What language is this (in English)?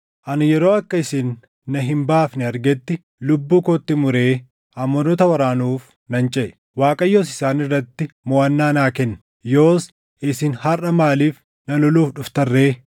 Oromo